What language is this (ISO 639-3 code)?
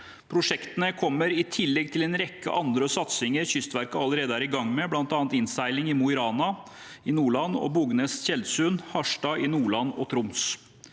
nor